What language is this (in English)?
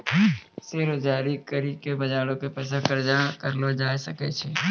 Maithili